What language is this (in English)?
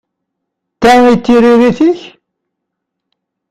Kabyle